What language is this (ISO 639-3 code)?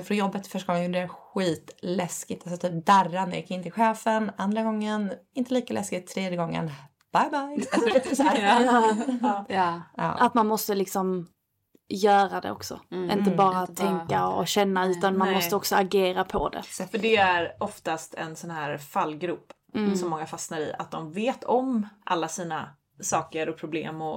swe